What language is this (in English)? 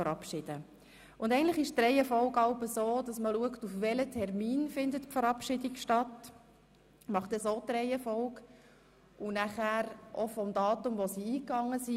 Swiss German